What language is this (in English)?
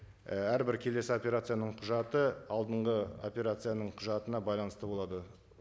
Kazakh